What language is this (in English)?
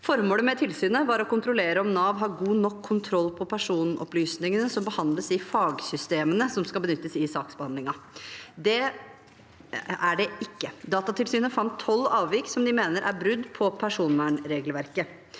Norwegian